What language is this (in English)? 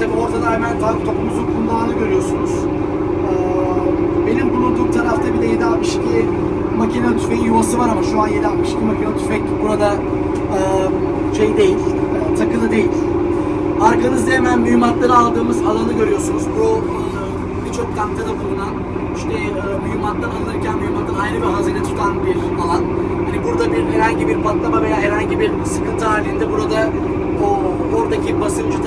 Turkish